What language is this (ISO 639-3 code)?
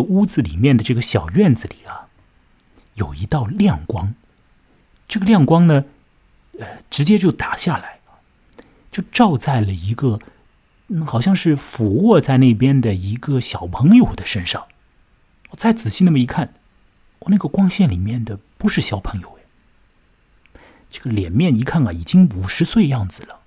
zho